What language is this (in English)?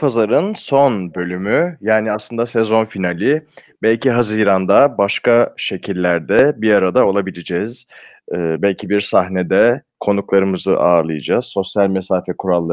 Turkish